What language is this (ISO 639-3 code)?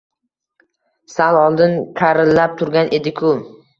uzb